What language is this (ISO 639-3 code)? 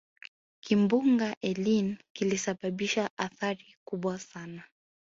swa